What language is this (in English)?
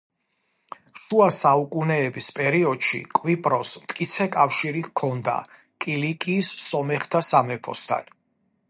Georgian